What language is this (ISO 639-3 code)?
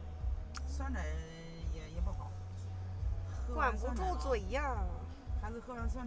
zho